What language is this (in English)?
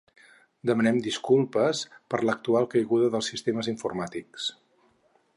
Catalan